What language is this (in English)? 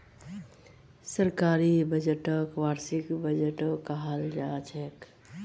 Magahi